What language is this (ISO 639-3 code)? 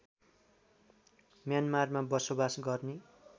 nep